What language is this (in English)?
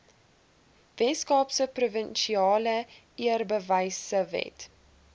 Afrikaans